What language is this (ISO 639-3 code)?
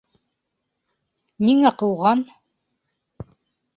bak